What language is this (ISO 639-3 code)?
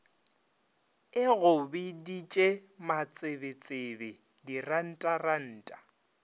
nso